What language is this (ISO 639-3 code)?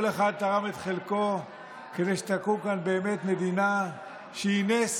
heb